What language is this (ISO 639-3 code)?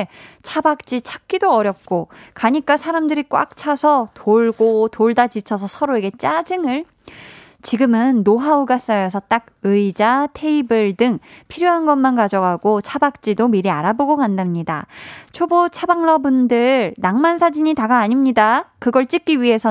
kor